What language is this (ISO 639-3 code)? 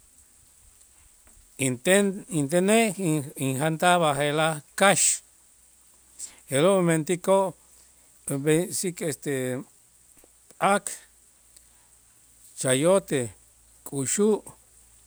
itz